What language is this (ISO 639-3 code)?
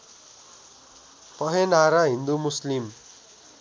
nep